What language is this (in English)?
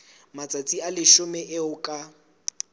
Southern Sotho